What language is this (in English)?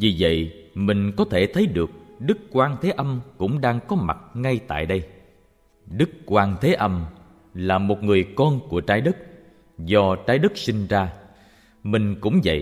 Vietnamese